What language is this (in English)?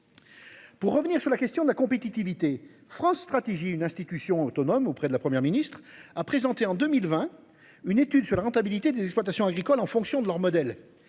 French